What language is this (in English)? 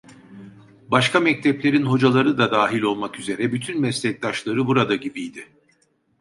Turkish